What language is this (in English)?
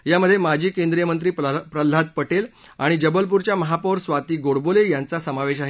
Marathi